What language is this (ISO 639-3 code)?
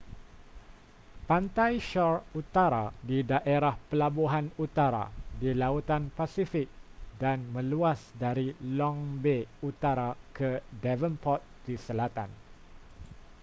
msa